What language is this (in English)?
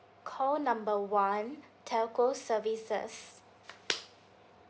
English